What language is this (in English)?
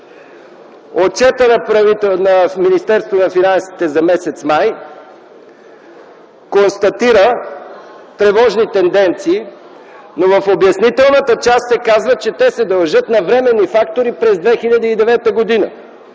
Bulgarian